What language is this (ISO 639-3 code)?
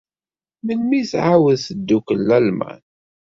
kab